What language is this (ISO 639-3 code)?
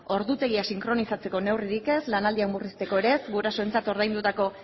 eus